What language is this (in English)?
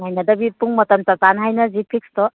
Manipuri